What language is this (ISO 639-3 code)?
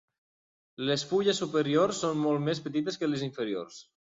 cat